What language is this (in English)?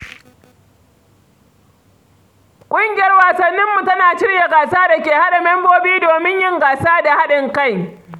Hausa